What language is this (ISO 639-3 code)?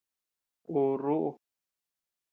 cux